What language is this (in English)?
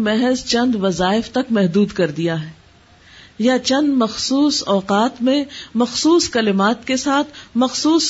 Urdu